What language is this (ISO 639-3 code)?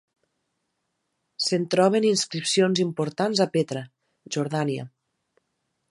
cat